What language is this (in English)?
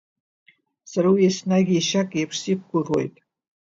Abkhazian